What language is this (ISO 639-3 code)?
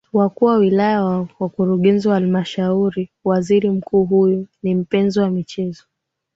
swa